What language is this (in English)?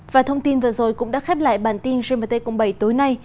Vietnamese